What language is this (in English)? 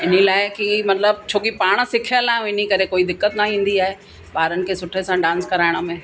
Sindhi